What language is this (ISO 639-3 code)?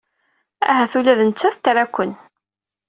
kab